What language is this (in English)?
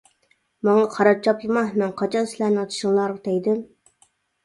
Uyghur